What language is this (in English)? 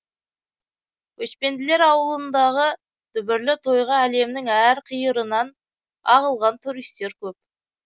Kazakh